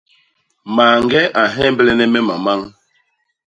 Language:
Basaa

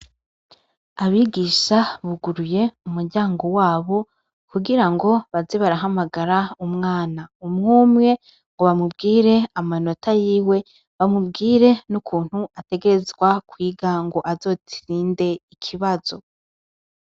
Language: Rundi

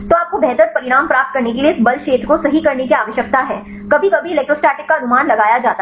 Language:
Hindi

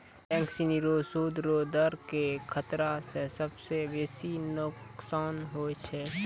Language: Maithili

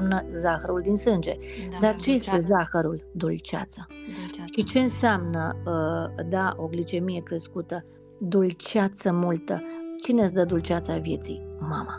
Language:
Romanian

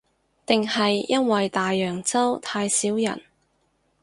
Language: Cantonese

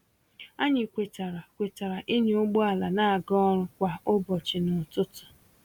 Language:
Igbo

